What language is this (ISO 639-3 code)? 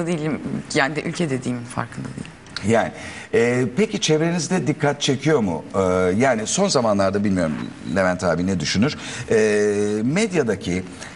tur